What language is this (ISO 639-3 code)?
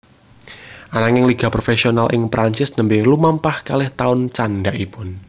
jav